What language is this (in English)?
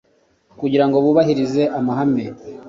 Kinyarwanda